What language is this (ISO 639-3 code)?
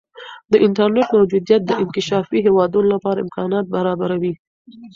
pus